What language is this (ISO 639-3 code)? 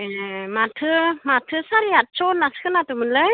brx